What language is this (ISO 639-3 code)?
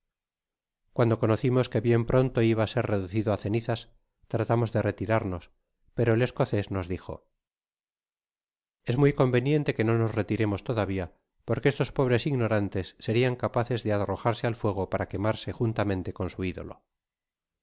spa